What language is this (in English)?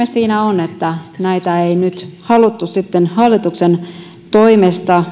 Finnish